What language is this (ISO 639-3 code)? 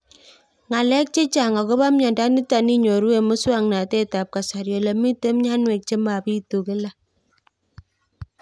kln